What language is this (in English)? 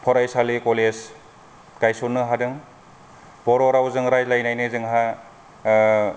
Bodo